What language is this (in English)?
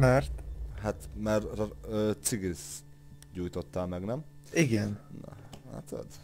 Hungarian